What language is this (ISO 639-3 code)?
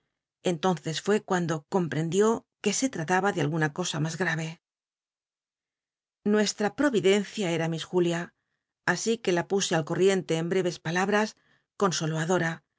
spa